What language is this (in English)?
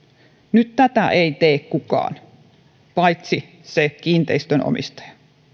Finnish